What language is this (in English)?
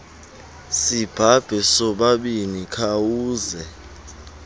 Xhosa